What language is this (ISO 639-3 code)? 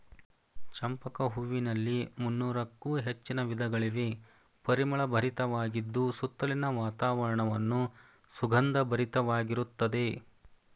kan